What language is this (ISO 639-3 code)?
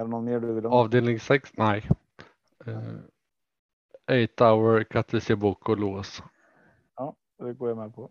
swe